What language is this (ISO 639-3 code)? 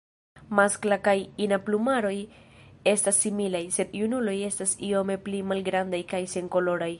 epo